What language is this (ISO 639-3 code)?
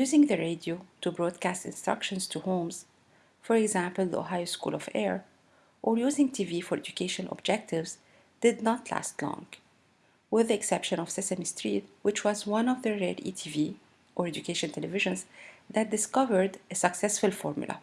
eng